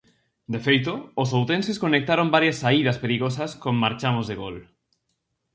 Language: Galician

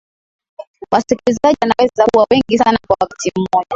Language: Swahili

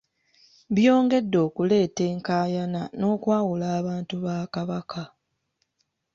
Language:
Ganda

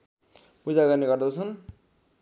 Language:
Nepali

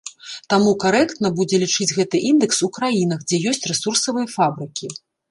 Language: Belarusian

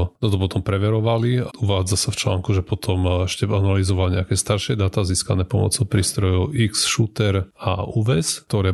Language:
Slovak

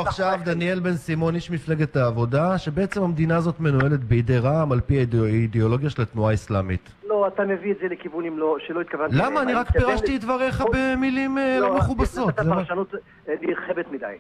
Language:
Hebrew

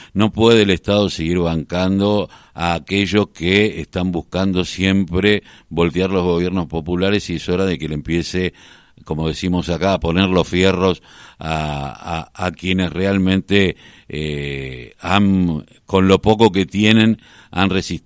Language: Spanish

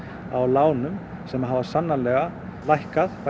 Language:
Icelandic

